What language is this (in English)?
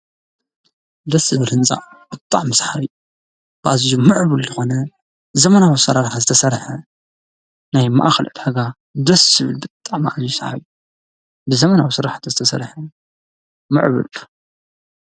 Tigrinya